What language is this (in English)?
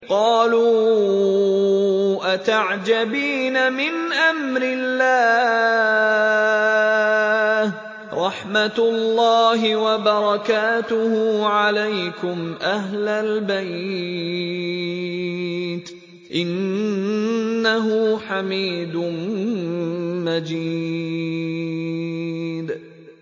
Arabic